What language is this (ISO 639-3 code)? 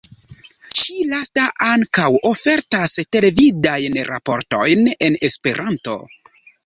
epo